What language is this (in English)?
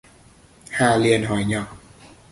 Vietnamese